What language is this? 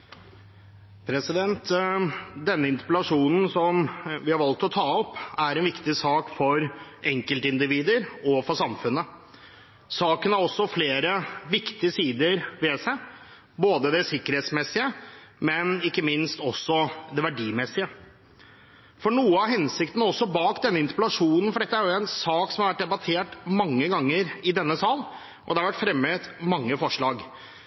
Norwegian Bokmål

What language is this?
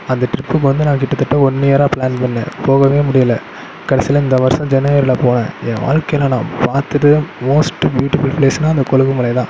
Tamil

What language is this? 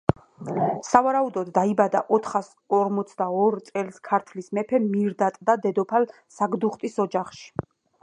Georgian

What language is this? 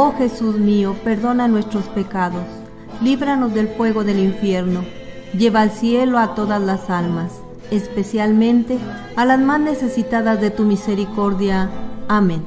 Spanish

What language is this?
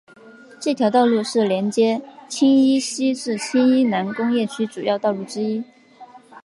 Chinese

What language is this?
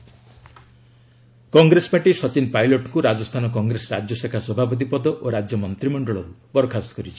Odia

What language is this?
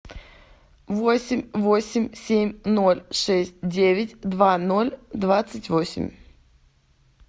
Russian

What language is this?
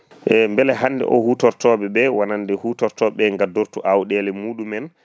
Fula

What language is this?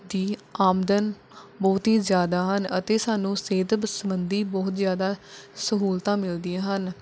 Punjabi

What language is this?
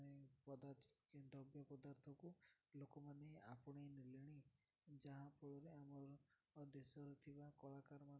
Odia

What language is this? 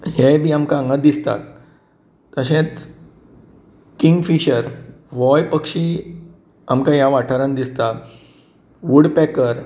Konkani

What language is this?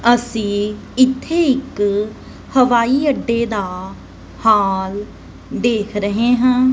Punjabi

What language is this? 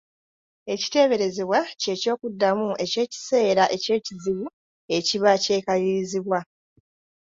Ganda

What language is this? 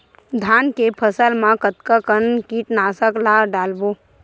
Chhattisgarhi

